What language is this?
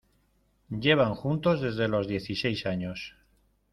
Spanish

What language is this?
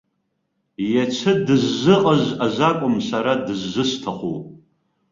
Abkhazian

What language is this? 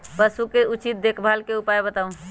Magahi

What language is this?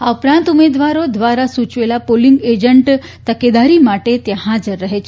Gujarati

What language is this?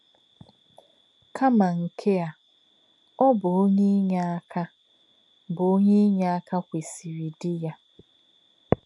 Igbo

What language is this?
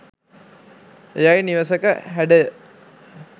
Sinhala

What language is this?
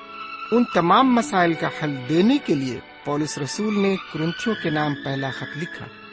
Urdu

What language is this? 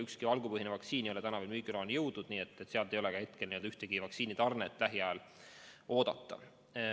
Estonian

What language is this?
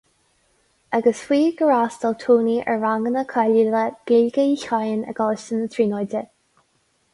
Irish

